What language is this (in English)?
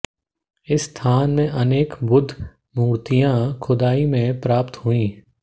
Hindi